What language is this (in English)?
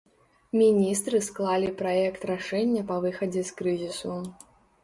Belarusian